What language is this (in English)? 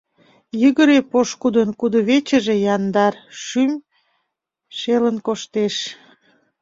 Mari